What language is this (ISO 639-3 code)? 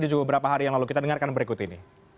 ind